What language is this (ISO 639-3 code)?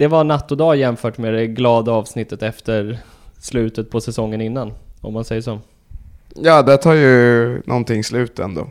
swe